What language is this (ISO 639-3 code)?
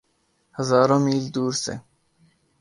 urd